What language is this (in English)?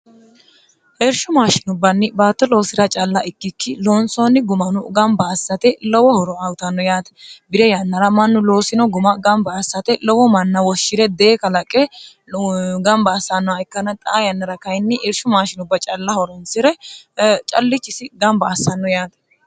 Sidamo